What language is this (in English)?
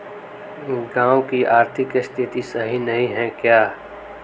Magahi